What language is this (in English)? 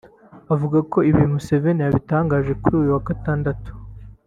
Kinyarwanda